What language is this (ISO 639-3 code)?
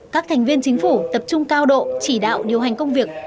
vie